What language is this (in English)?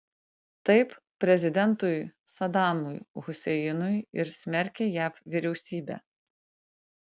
Lithuanian